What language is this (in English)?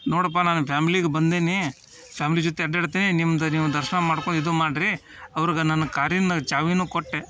Kannada